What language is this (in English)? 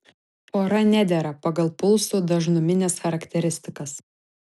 Lithuanian